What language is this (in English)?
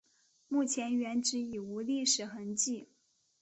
Chinese